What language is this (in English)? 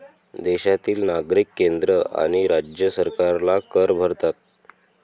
Marathi